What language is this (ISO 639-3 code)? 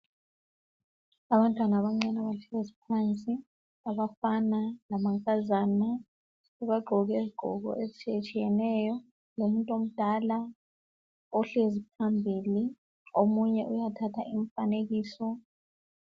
nde